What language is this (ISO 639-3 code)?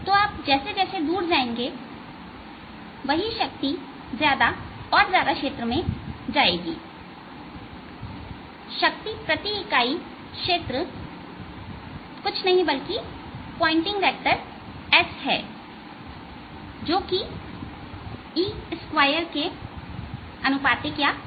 hin